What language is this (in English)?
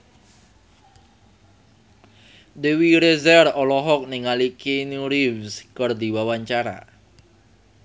Sundanese